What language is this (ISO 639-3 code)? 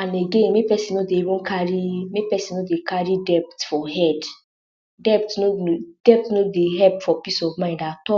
pcm